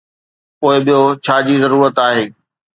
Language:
Sindhi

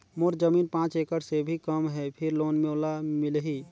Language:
Chhattisgarhi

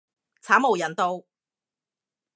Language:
Cantonese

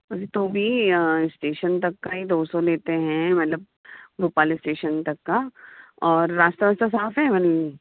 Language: Hindi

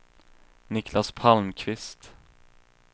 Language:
Swedish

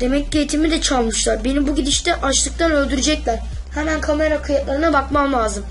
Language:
Turkish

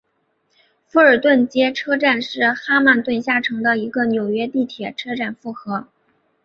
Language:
Chinese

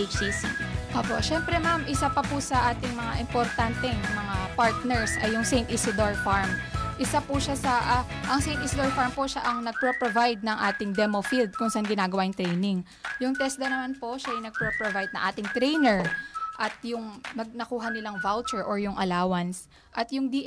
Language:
Filipino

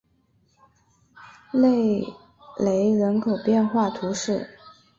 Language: Chinese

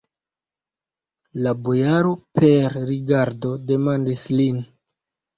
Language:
Esperanto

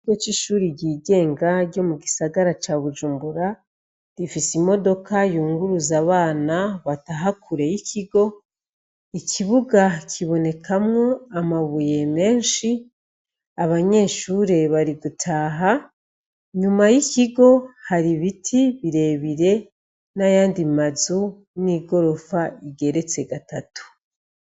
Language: Rundi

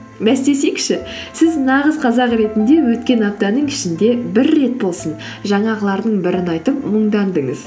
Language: Kazakh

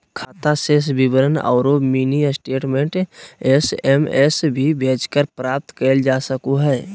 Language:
Magahi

